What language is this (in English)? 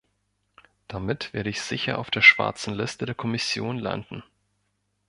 German